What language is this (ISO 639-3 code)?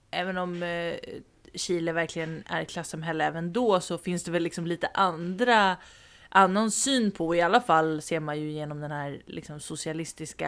swe